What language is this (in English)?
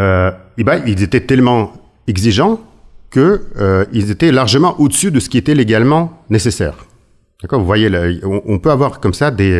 French